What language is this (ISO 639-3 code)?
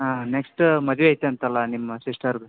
kan